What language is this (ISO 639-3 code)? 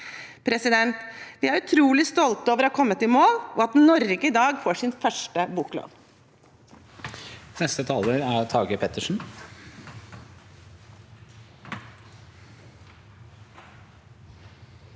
nor